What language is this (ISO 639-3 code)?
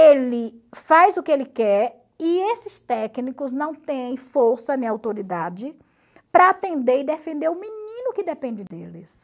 por